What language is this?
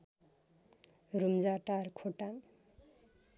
Nepali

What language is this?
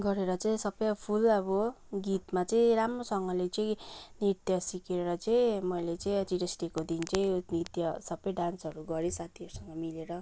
Nepali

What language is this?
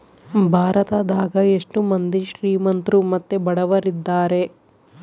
Kannada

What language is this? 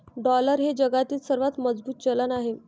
Marathi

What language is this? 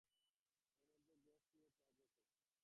Bangla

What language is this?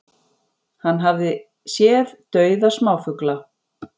Icelandic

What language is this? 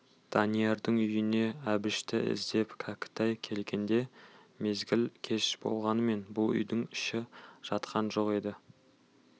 Kazakh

